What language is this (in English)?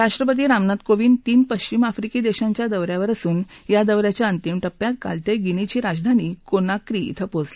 Marathi